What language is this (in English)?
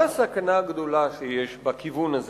Hebrew